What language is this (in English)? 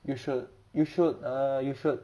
English